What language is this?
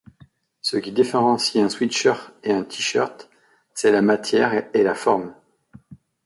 French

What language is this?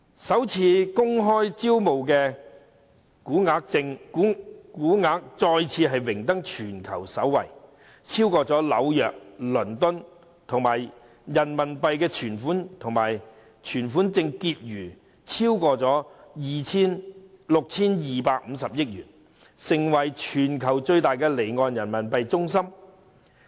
Cantonese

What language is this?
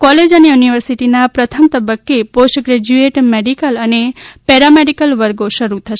Gujarati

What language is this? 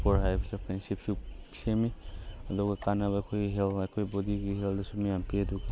Manipuri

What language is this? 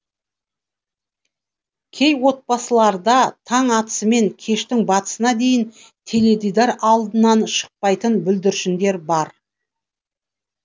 Kazakh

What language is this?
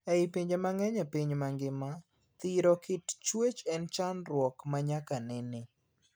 Luo (Kenya and Tanzania)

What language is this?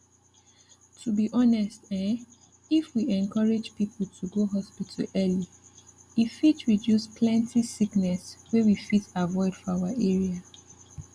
Nigerian Pidgin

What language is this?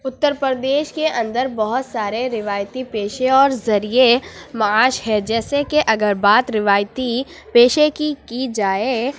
Urdu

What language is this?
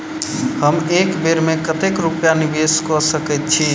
Maithili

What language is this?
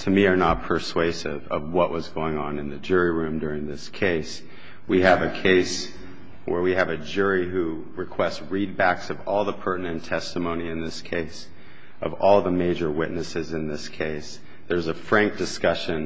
English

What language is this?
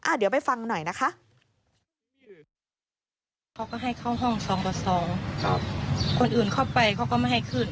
Thai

